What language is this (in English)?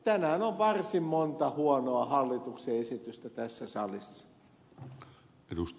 Finnish